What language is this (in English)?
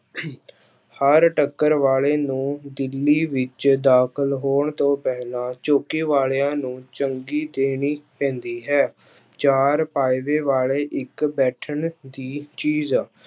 Punjabi